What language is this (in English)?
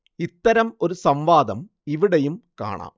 Malayalam